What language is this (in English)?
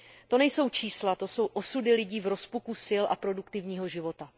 Czech